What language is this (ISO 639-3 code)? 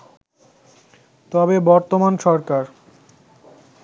ben